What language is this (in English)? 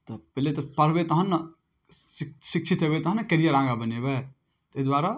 Maithili